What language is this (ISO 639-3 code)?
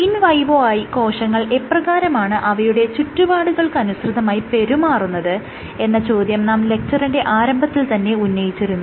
mal